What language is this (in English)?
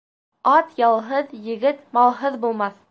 Bashkir